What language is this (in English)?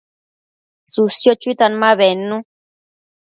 Matsés